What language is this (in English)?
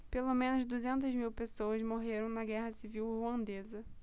Portuguese